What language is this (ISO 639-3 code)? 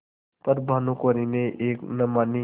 hin